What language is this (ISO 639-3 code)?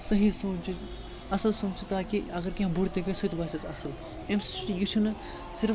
kas